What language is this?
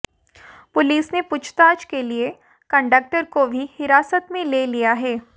Hindi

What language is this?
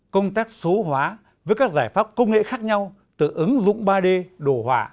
Vietnamese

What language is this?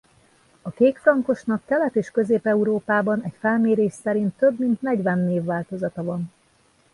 Hungarian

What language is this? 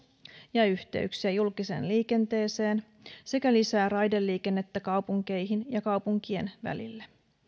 Finnish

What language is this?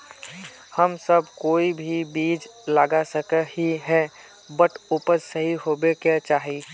Magahi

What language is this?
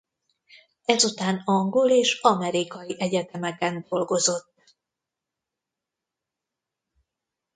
Hungarian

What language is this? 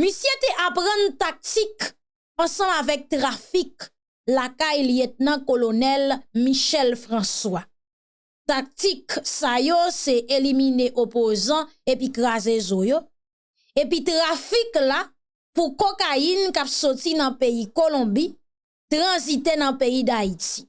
French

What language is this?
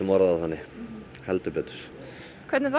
Icelandic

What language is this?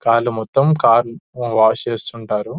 Telugu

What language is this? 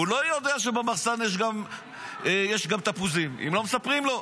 Hebrew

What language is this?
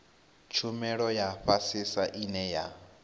Venda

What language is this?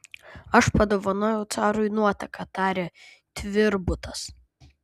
Lithuanian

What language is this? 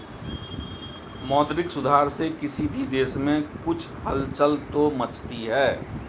Hindi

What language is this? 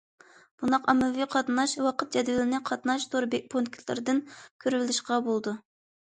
Uyghur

